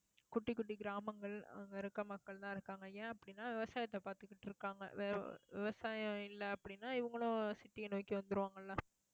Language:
Tamil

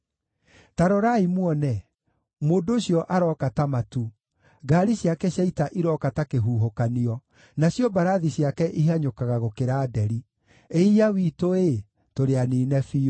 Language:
Kikuyu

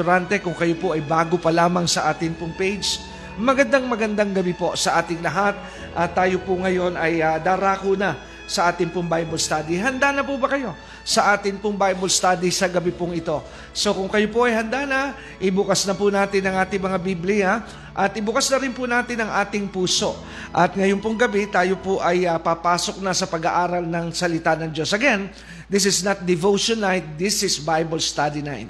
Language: Filipino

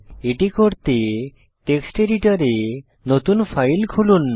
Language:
Bangla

